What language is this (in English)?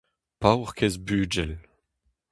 Breton